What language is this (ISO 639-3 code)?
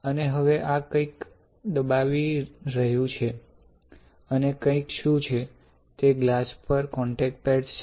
guj